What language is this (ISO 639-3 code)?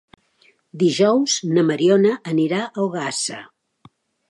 cat